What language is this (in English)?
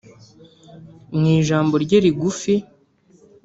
Kinyarwanda